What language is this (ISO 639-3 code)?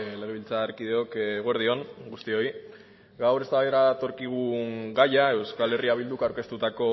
eus